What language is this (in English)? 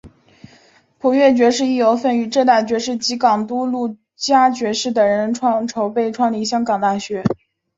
Chinese